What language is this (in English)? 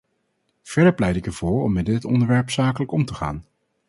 Dutch